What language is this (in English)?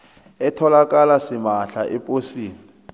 South Ndebele